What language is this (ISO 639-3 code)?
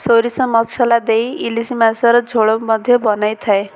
ori